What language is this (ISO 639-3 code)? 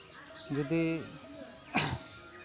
sat